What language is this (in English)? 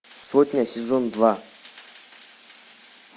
Russian